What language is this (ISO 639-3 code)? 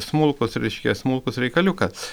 lit